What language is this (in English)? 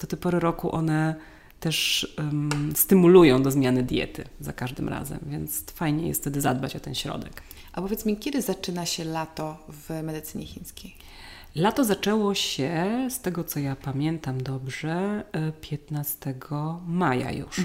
Polish